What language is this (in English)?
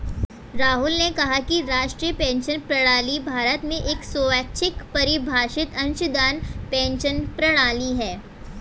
Hindi